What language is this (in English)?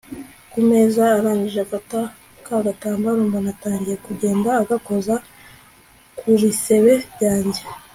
Kinyarwanda